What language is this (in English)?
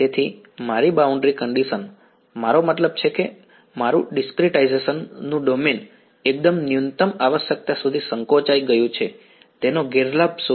Gujarati